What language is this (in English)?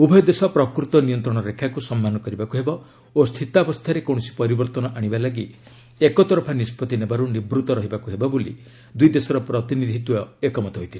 Odia